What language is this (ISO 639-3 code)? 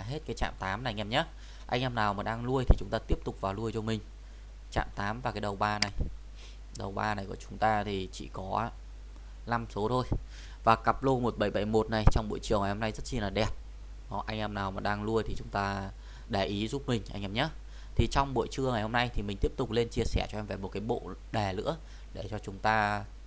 vie